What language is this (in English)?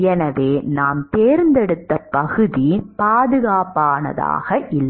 Tamil